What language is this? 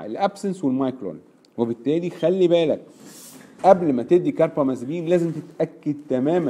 Arabic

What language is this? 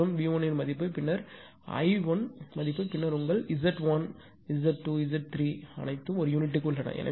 Tamil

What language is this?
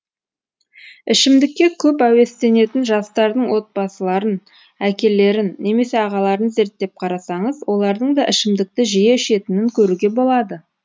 Kazakh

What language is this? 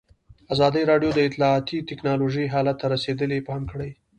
Pashto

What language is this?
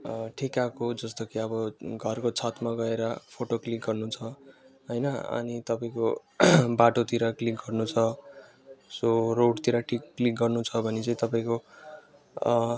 Nepali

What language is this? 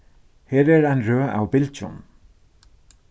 Faroese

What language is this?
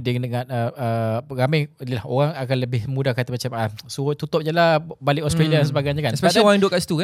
Malay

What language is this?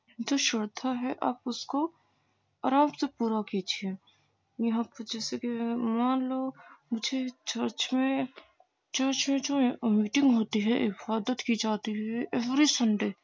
Urdu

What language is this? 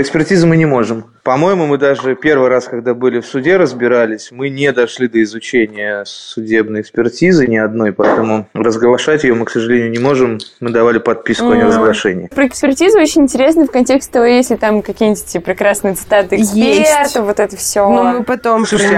Russian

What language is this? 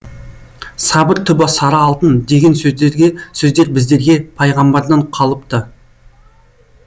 Kazakh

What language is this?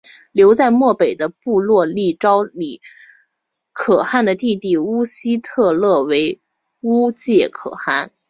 Chinese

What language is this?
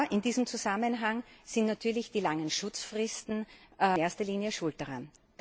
German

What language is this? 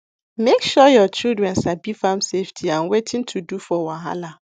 Nigerian Pidgin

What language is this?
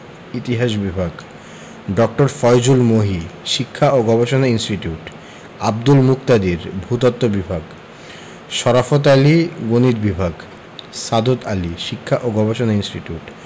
Bangla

